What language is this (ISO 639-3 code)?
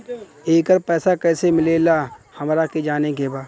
bho